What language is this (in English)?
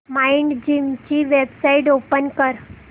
Marathi